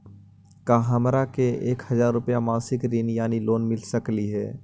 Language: Magahi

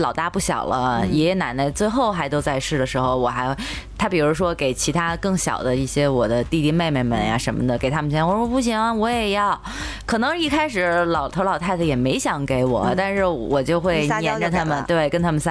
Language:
Chinese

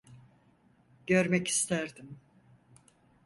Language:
Turkish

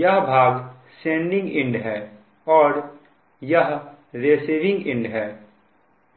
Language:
Hindi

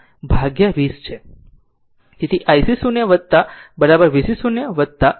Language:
Gujarati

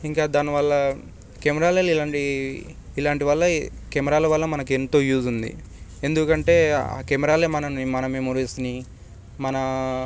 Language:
Telugu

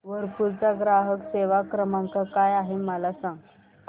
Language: Marathi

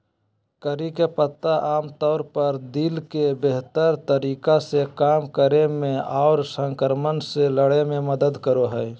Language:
Magahi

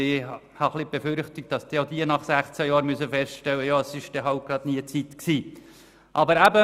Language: Swiss German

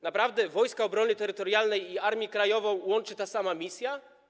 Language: Polish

